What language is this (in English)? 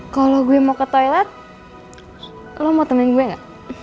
Indonesian